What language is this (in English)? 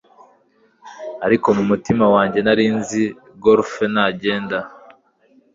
Kinyarwanda